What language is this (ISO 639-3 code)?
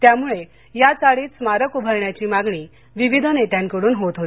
mar